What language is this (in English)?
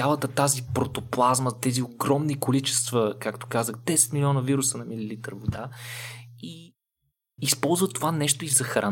Bulgarian